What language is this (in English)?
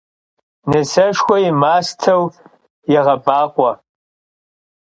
Kabardian